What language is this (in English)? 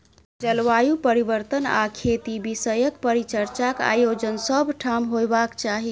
Maithili